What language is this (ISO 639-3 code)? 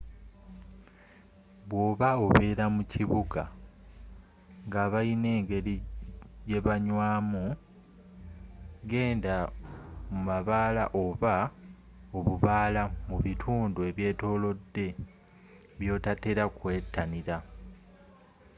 lug